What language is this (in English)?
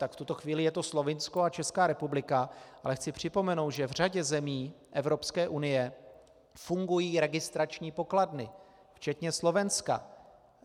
Czech